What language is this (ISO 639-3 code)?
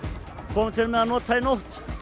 isl